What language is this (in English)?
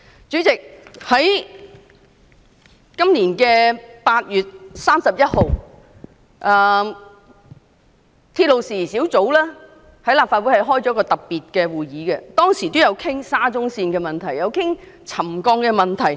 Cantonese